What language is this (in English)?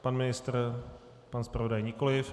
Czech